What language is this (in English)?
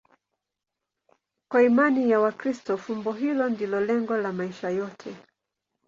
Swahili